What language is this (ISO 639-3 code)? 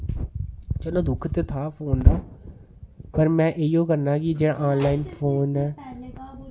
doi